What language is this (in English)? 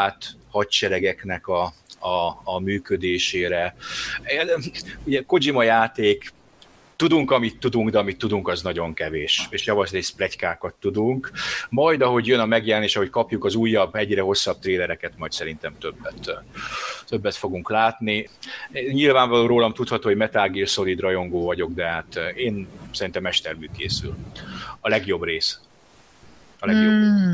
Hungarian